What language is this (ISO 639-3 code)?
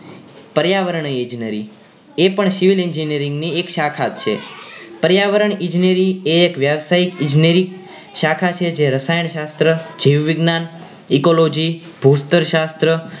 guj